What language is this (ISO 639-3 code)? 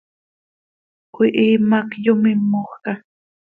sei